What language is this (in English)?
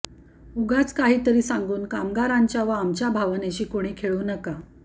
Marathi